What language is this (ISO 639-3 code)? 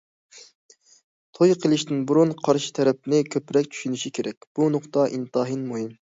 uig